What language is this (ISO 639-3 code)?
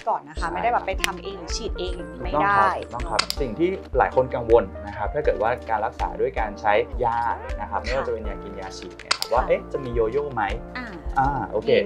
tha